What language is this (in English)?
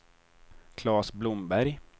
Swedish